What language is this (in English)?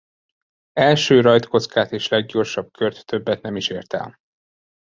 Hungarian